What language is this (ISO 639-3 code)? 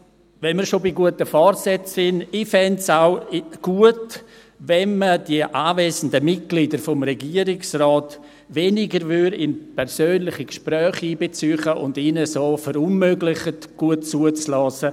gsw